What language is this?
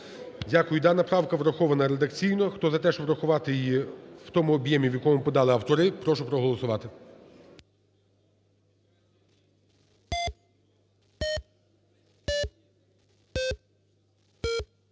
Ukrainian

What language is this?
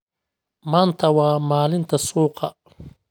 Somali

